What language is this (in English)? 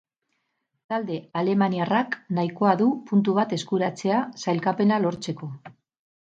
Basque